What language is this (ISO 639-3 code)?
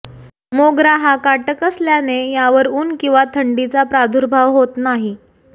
mar